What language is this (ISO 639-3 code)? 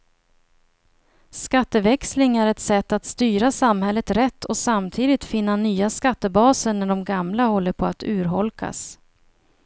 swe